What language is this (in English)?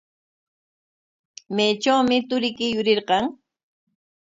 Corongo Ancash Quechua